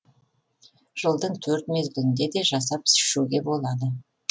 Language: Kazakh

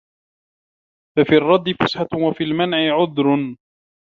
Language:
Arabic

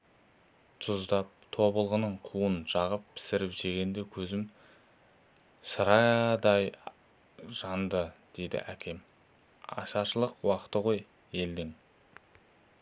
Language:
Kazakh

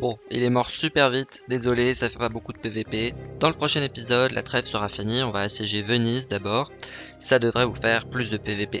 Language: French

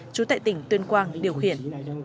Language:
Vietnamese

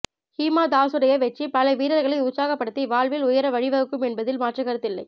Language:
Tamil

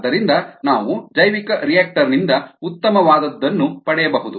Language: Kannada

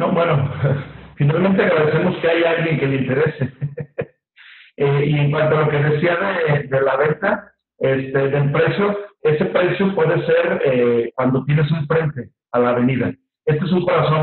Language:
Spanish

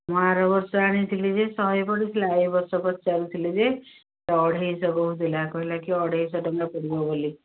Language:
Odia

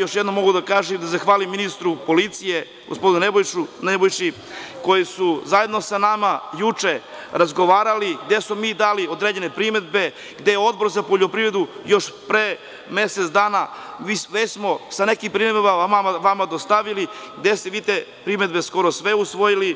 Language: Serbian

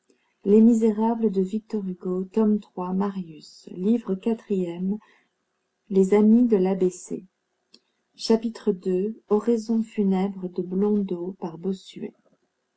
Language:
French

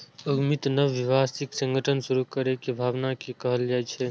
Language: Maithili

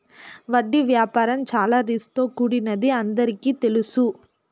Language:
Telugu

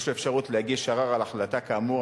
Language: Hebrew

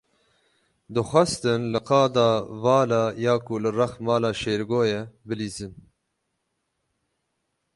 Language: Kurdish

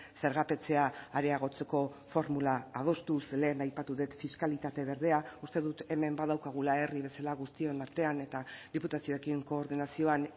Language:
Basque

